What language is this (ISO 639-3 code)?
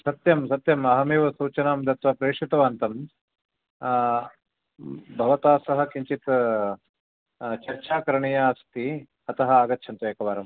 san